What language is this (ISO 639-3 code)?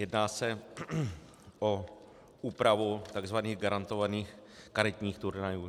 ces